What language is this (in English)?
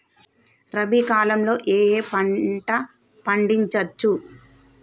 Telugu